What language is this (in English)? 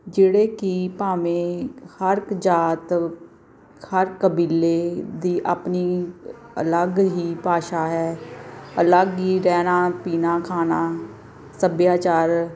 Punjabi